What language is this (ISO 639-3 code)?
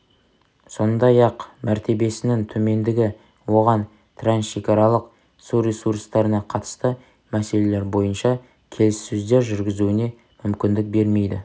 kaz